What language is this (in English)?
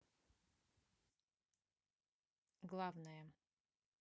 Russian